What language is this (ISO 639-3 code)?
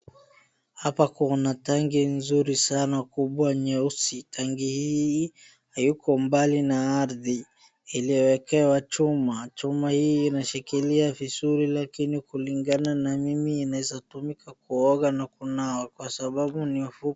swa